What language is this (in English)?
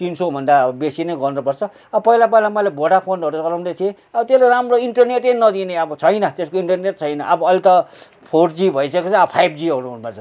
Nepali